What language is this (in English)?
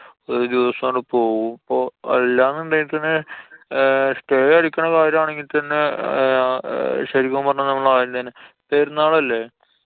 Malayalam